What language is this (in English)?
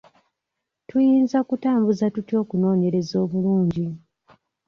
Ganda